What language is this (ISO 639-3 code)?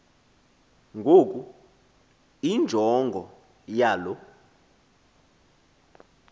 xho